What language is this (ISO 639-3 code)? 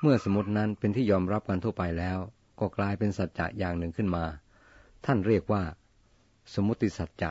tha